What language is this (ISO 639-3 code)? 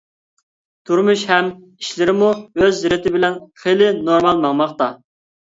uig